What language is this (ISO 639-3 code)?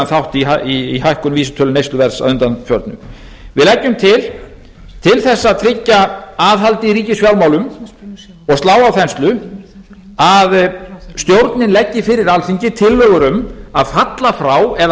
isl